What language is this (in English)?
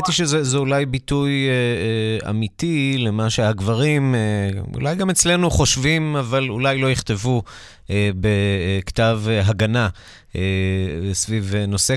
Hebrew